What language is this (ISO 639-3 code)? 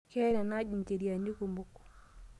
mas